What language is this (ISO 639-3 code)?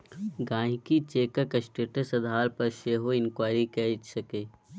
mai